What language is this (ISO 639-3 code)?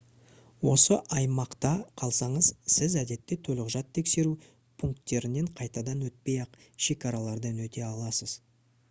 kaz